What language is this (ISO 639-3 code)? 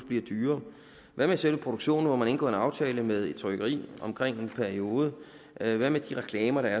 dan